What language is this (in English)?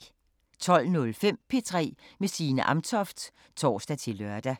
Danish